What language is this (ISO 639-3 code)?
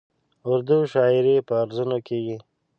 pus